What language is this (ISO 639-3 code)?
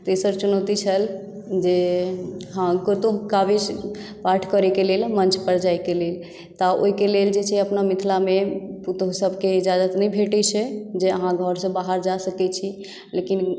mai